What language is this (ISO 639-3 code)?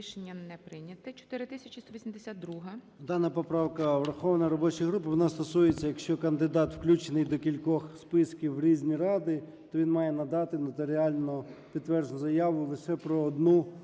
ukr